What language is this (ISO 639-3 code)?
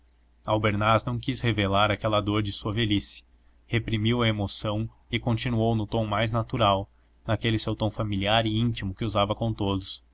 por